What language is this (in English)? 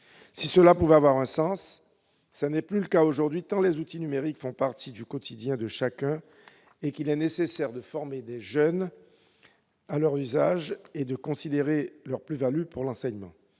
French